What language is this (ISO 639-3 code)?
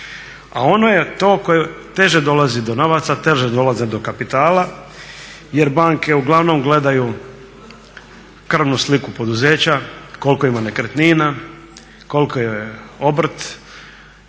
hrv